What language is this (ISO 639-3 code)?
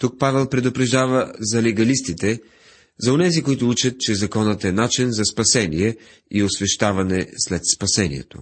bul